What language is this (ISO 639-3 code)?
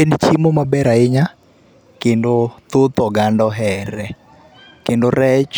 luo